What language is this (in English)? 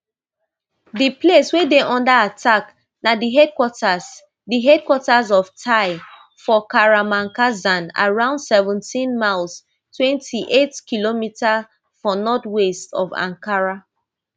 Nigerian Pidgin